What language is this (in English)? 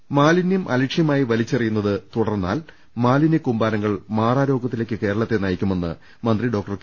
Malayalam